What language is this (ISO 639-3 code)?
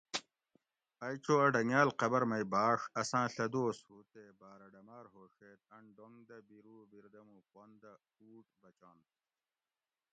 gwc